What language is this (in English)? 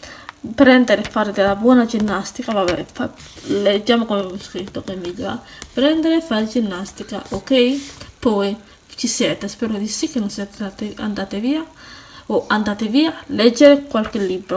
Italian